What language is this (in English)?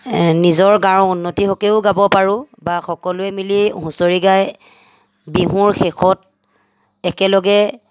Assamese